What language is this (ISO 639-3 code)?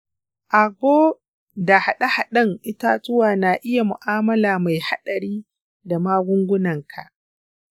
hau